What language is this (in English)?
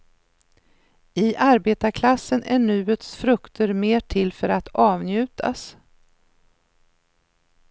Swedish